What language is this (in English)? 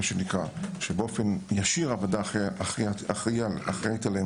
Hebrew